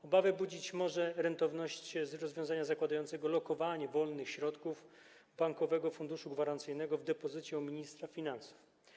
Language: Polish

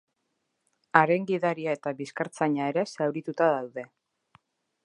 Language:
Basque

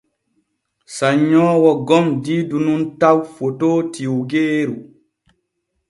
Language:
Borgu Fulfulde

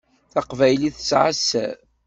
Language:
Kabyle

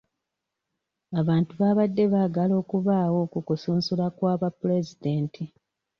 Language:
Ganda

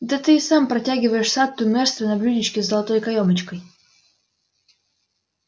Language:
Russian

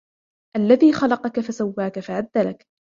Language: Arabic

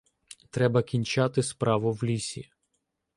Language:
Ukrainian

